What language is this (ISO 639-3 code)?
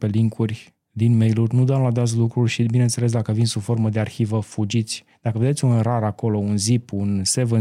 ron